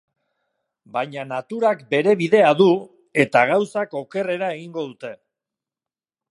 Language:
Basque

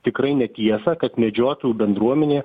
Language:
Lithuanian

